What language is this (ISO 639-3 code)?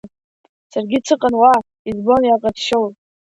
abk